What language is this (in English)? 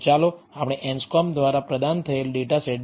Gujarati